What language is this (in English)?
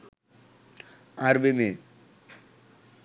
Bangla